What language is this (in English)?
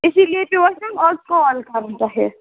Kashmiri